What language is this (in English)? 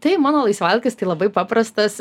Lithuanian